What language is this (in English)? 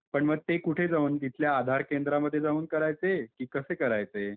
Marathi